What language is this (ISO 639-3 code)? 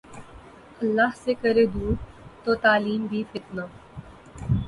urd